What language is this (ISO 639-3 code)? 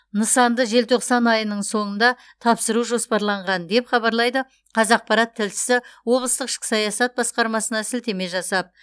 kaz